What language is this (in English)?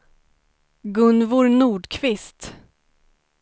Swedish